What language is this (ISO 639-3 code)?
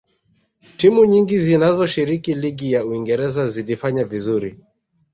swa